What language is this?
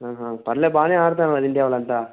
Telugu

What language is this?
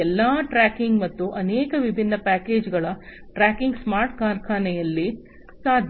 Kannada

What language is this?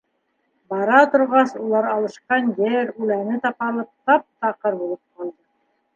Bashkir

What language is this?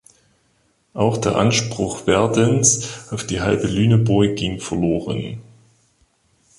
German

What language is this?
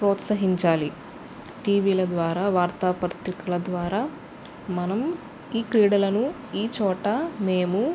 Telugu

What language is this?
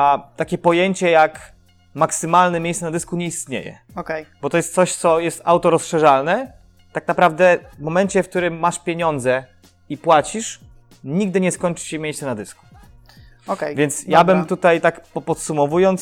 Polish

